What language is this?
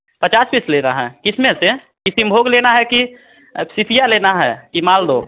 Hindi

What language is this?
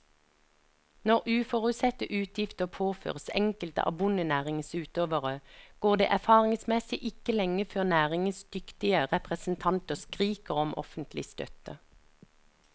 Norwegian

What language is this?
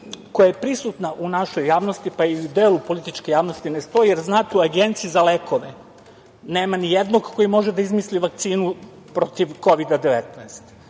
Serbian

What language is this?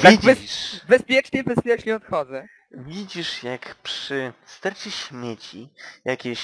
Polish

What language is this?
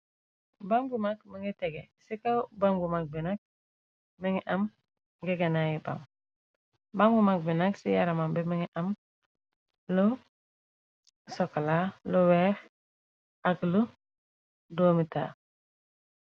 Wolof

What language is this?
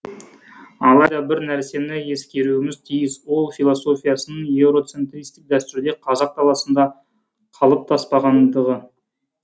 Kazakh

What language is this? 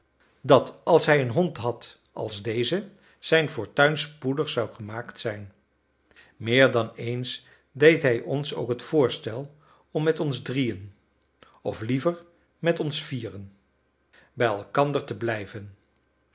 Dutch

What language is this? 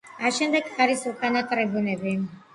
Georgian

